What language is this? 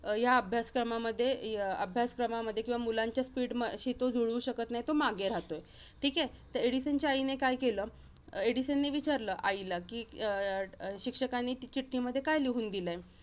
Marathi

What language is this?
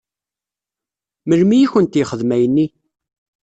Kabyle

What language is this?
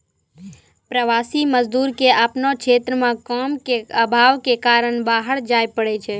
Maithili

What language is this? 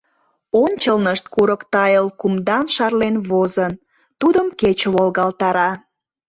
Mari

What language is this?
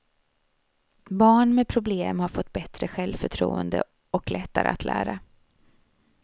Swedish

